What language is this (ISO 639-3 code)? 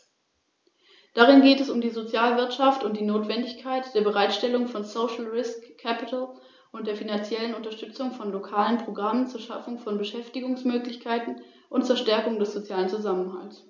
deu